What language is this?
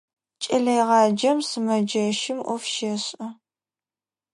Adyghe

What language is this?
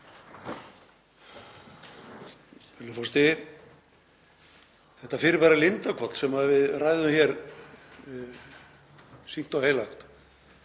Icelandic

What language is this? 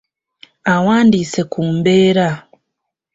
Ganda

